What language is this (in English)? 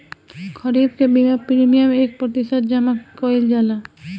Bhojpuri